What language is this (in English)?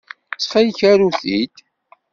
Kabyle